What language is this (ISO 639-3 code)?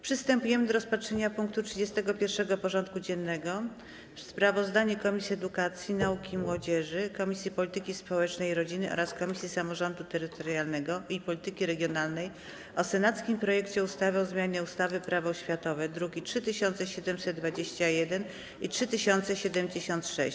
pol